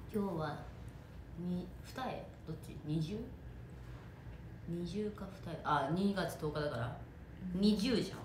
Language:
Japanese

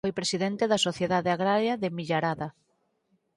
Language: Galician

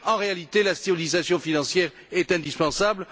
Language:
French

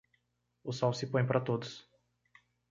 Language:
Portuguese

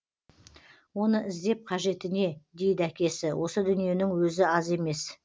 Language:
Kazakh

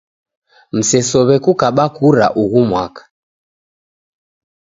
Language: Taita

